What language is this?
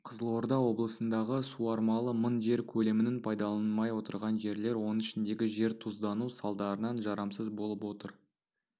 Kazakh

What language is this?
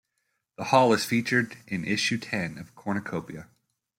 English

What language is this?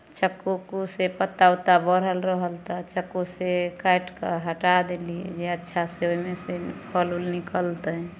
Maithili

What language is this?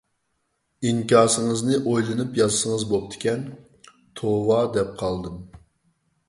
Uyghur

